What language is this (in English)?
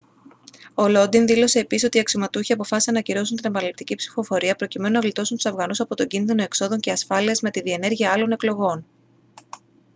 Greek